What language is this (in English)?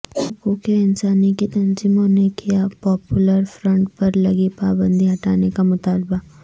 Urdu